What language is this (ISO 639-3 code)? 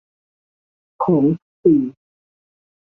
tha